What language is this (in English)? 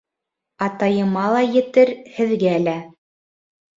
Bashkir